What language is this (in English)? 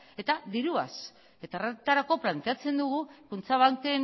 Basque